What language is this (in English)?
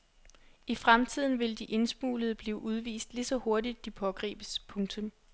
Danish